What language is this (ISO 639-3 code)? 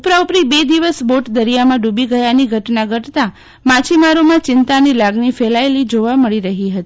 guj